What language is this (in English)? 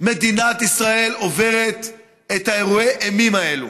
Hebrew